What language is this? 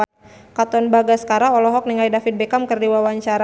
Sundanese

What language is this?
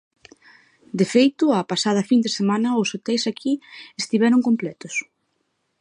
Galician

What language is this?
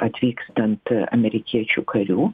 Lithuanian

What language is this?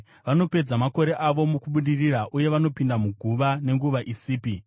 Shona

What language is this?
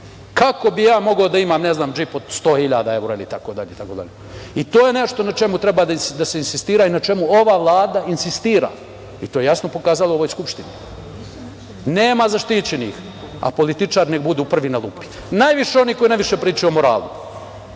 Serbian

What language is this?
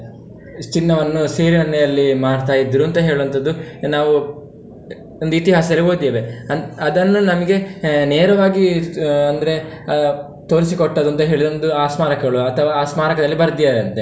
Kannada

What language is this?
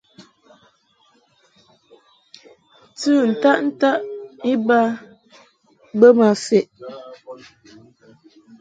Mungaka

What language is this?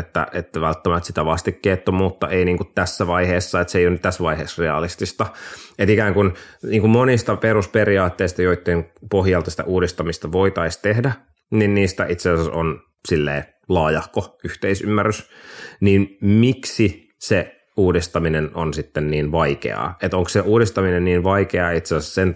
Finnish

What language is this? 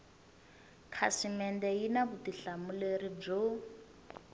Tsonga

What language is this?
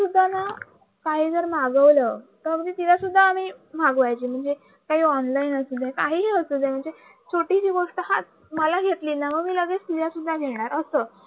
Marathi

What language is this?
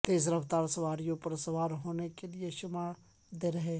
Urdu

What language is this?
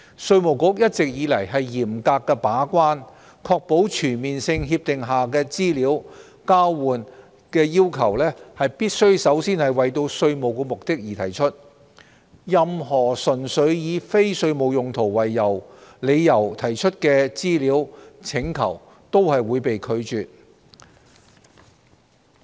Cantonese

